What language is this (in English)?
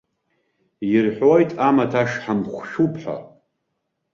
Abkhazian